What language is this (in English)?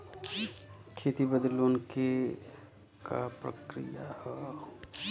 Bhojpuri